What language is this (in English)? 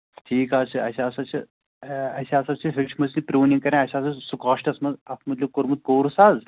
Kashmiri